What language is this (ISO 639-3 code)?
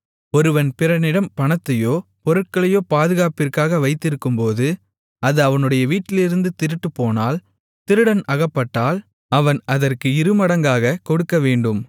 tam